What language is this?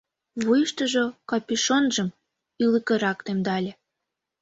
Mari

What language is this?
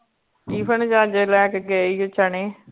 Punjabi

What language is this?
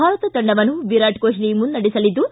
Kannada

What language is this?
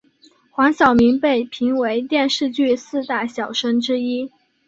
Chinese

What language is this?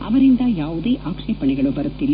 Kannada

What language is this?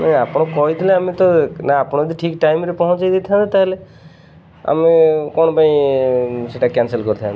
Odia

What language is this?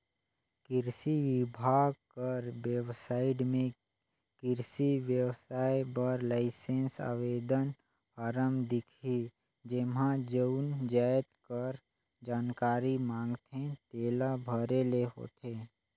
Chhattisgarhi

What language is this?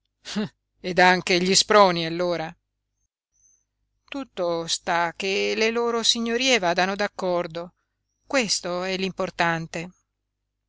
Italian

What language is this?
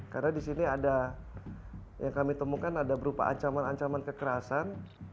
Indonesian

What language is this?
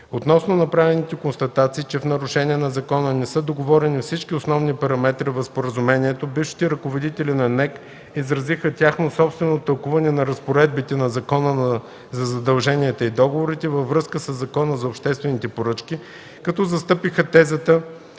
Bulgarian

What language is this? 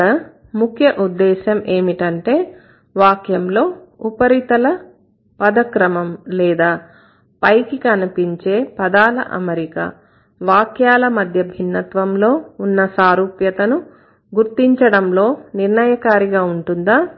Telugu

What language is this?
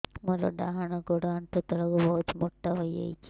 Odia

